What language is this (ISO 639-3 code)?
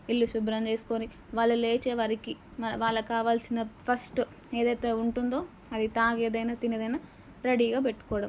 tel